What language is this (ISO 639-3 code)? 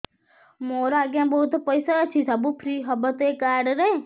ori